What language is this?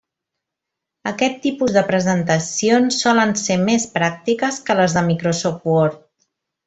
Catalan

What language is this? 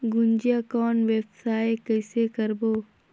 Chhattisgarhi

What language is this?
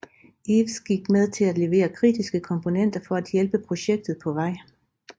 Danish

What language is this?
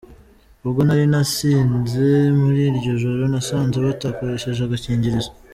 Kinyarwanda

